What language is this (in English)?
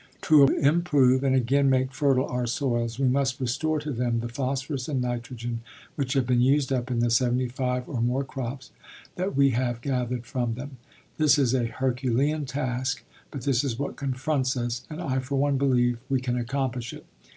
English